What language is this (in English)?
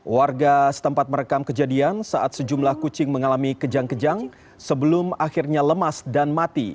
Indonesian